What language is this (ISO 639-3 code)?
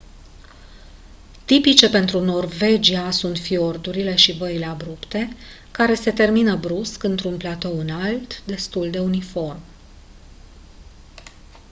ron